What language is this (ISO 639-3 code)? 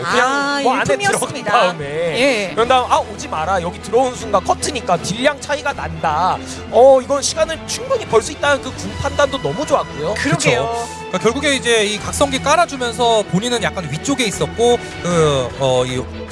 kor